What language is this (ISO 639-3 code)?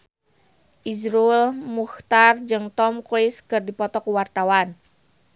sun